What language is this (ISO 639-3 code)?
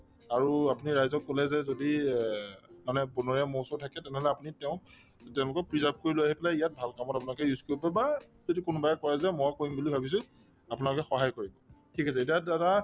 asm